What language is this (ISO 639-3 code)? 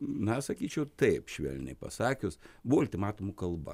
lit